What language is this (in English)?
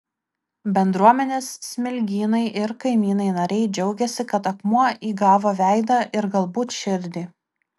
Lithuanian